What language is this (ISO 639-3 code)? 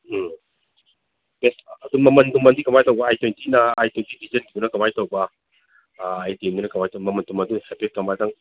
mni